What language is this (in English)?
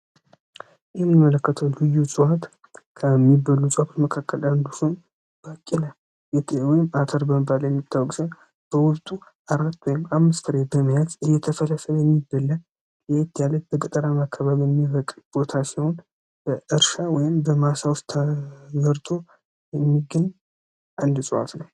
Amharic